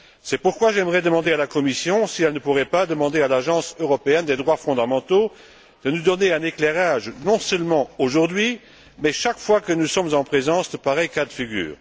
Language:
French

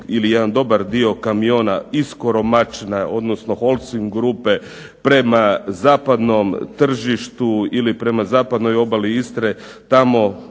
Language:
Croatian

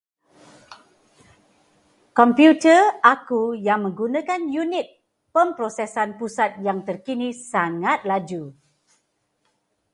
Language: Malay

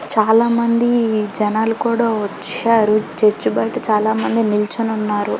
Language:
Telugu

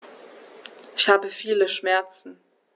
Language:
German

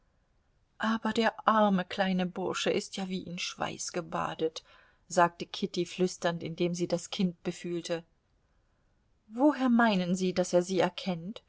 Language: German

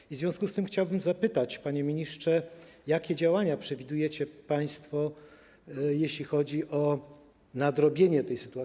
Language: Polish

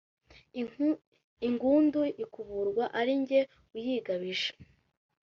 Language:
Kinyarwanda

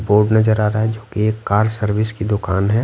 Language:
Hindi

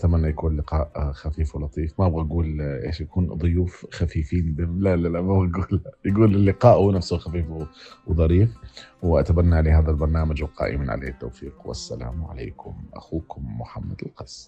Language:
Arabic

